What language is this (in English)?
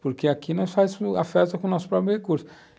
Portuguese